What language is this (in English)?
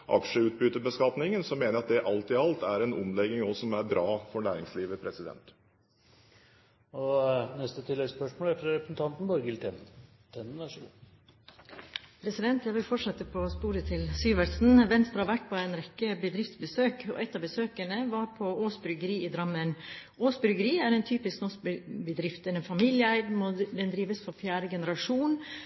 Norwegian